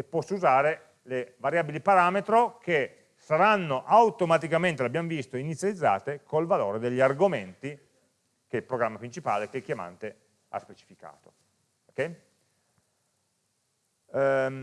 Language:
Italian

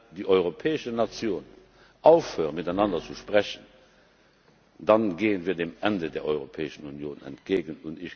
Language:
German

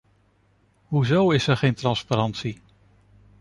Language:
Dutch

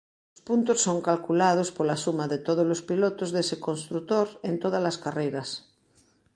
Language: Galician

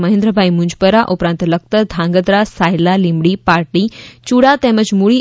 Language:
Gujarati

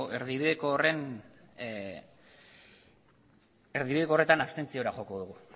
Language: Basque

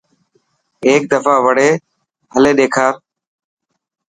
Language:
Dhatki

